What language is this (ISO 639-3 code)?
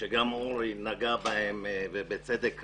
heb